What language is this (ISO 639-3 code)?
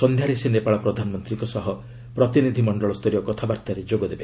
ori